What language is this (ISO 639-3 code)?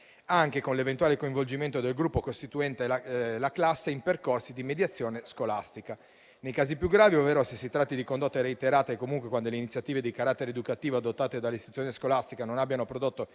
ita